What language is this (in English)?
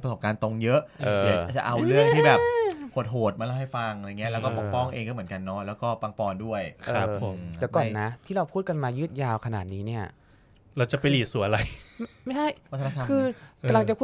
Thai